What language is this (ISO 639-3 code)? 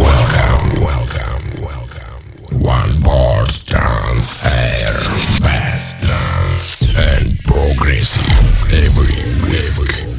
rus